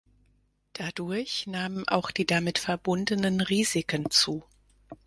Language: German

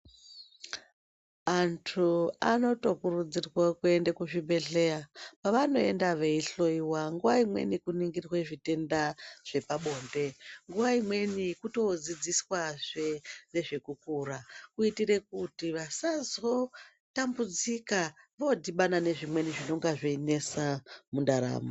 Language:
Ndau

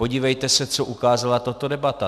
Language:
Czech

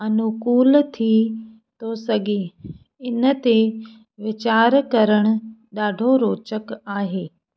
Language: Sindhi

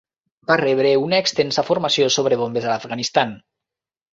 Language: Catalan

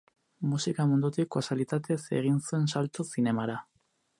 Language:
Basque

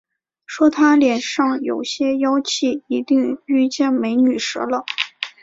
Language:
Chinese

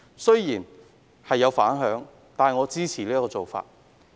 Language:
Cantonese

